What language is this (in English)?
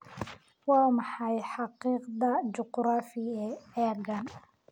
Somali